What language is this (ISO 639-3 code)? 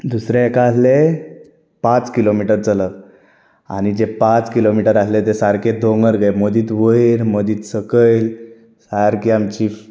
kok